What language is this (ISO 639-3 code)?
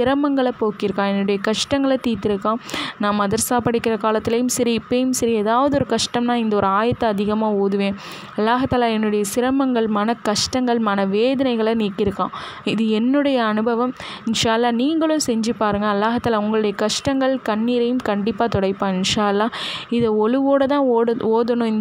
ara